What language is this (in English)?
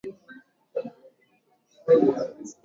Swahili